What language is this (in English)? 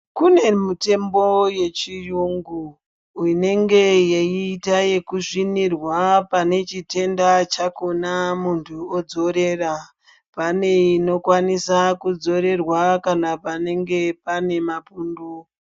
Ndau